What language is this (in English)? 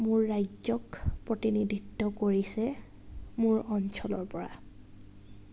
Assamese